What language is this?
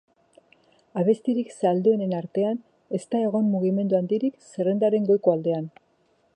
Basque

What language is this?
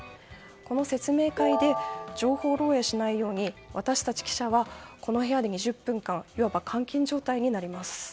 Japanese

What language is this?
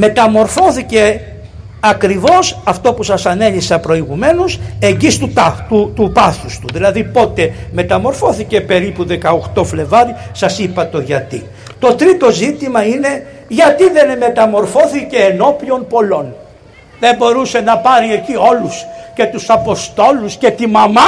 Greek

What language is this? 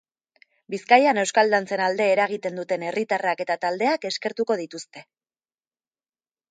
Basque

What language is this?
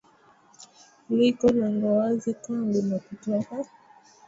Swahili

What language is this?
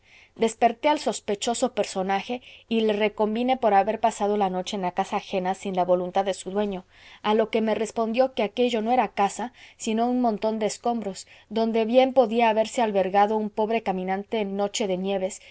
Spanish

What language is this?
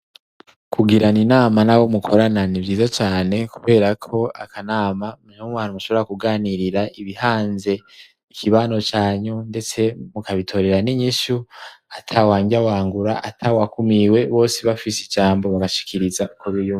Rundi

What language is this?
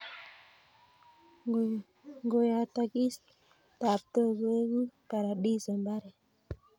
Kalenjin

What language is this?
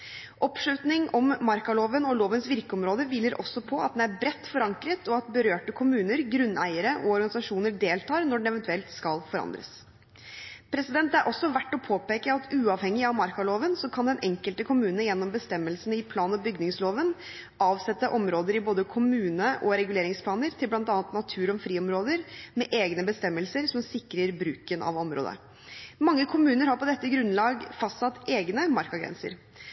Norwegian Bokmål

